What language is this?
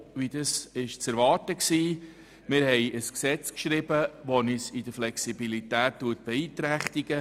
Swiss German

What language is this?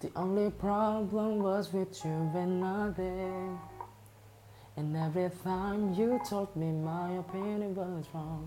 English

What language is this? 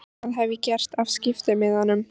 Icelandic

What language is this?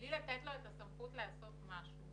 Hebrew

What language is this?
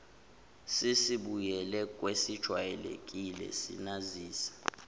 Zulu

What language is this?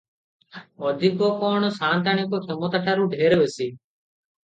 Odia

